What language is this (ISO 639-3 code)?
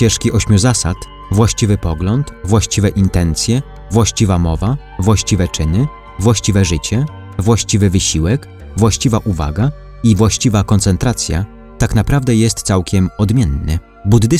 pol